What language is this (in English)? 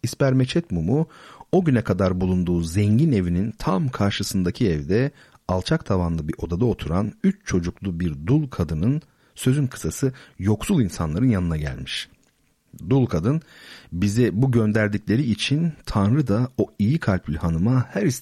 Turkish